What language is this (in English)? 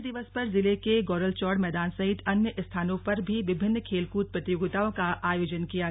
Hindi